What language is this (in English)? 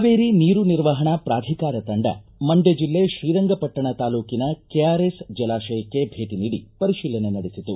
Kannada